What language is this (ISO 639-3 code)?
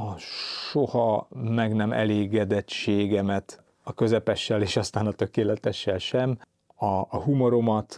hun